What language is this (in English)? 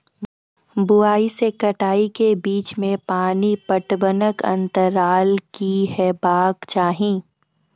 Maithili